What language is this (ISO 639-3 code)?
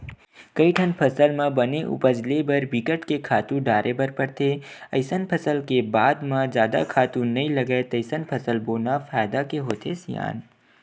hne